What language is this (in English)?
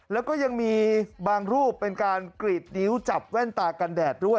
Thai